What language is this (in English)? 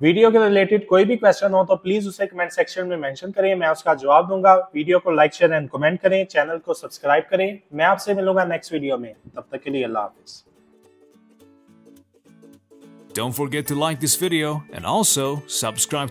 Hindi